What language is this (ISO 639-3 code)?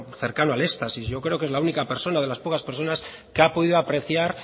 spa